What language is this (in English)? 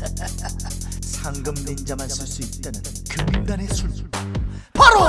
Korean